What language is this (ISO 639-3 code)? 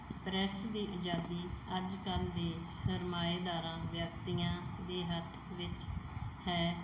pan